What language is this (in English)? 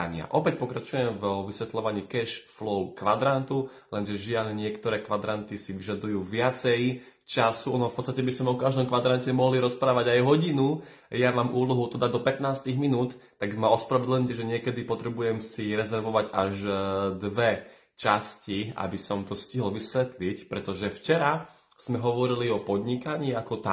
Slovak